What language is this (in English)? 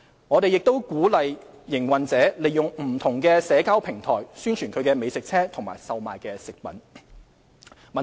Cantonese